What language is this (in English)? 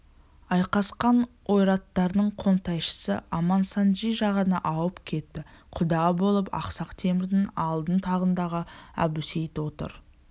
Kazakh